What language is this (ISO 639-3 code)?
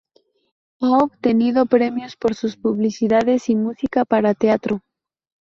spa